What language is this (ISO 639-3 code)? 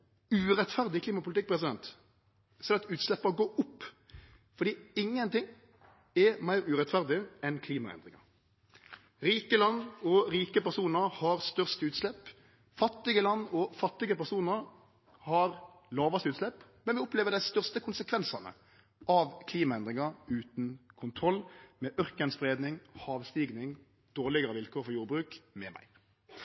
nno